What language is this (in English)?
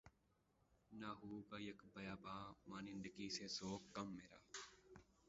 Urdu